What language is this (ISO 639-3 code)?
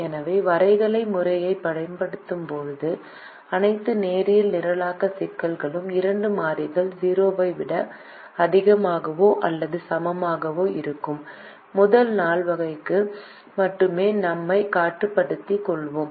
tam